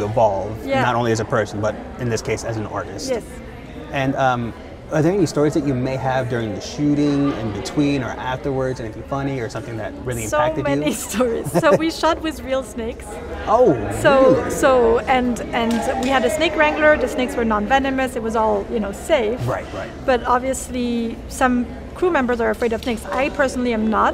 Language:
English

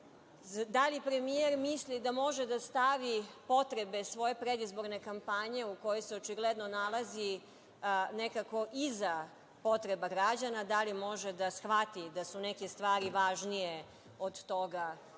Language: Serbian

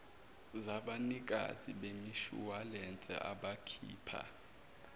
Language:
Zulu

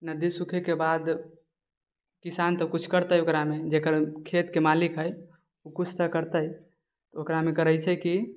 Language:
Maithili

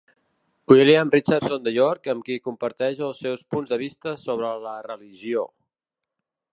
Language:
Catalan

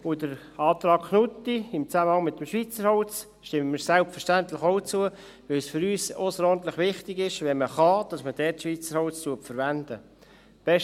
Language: Swiss German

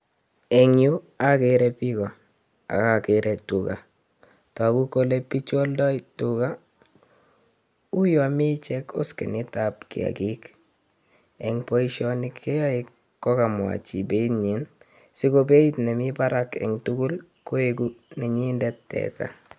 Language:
Kalenjin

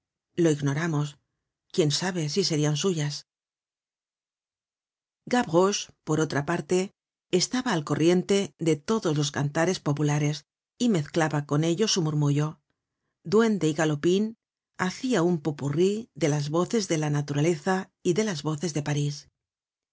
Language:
Spanish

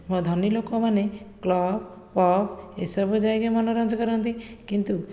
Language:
Odia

